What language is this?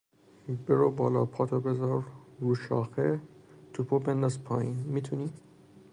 Persian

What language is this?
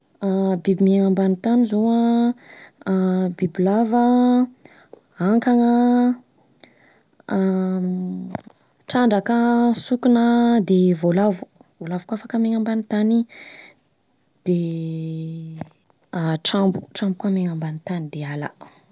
Southern Betsimisaraka Malagasy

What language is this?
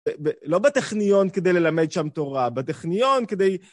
Hebrew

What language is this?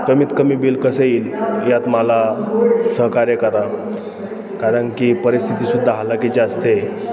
Marathi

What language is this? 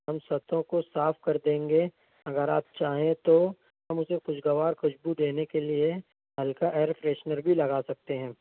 Urdu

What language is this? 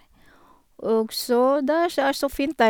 Norwegian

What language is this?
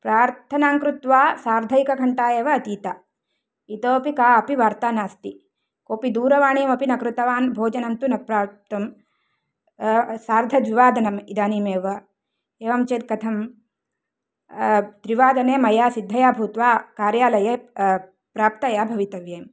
Sanskrit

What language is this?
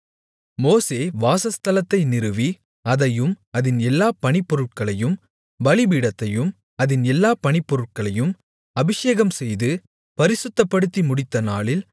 Tamil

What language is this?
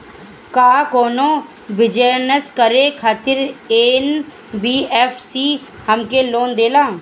Bhojpuri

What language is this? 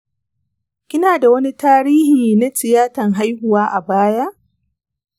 Hausa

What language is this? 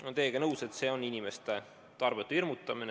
Estonian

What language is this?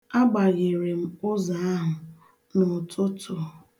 Igbo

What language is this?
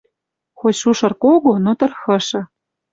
Western Mari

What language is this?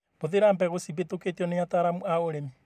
Kikuyu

